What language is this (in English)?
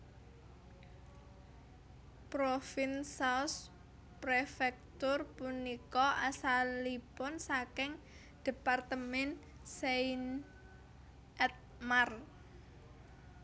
Javanese